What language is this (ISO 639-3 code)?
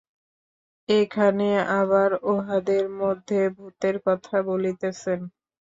ben